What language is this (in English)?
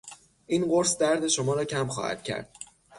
Persian